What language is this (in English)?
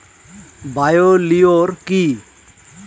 Bangla